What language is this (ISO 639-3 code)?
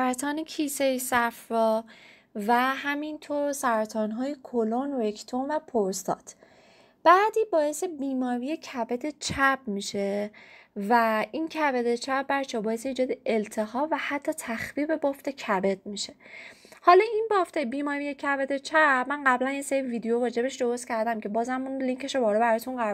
fas